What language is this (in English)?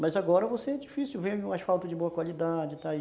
Portuguese